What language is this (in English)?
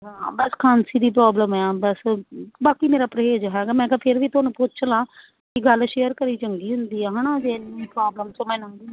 Punjabi